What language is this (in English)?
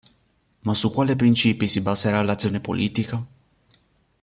Italian